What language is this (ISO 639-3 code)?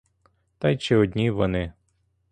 ukr